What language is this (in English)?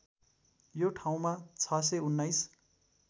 Nepali